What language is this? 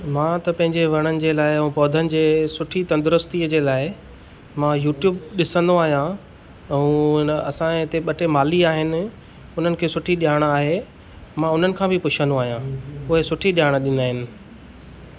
Sindhi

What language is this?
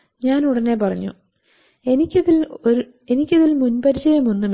Malayalam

